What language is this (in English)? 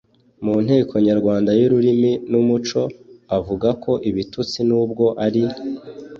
Kinyarwanda